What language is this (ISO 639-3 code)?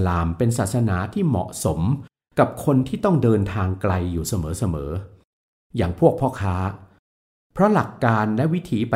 tha